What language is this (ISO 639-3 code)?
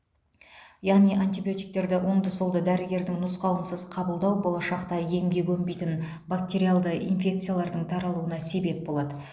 kaz